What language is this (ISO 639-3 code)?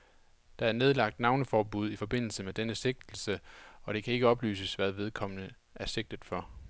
dan